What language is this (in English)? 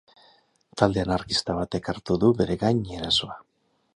Basque